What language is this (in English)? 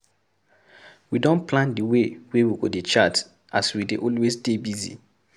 Nigerian Pidgin